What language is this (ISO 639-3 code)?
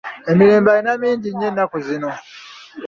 lug